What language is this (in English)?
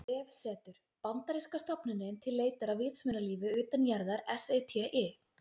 Icelandic